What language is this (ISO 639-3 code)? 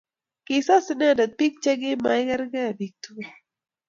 kln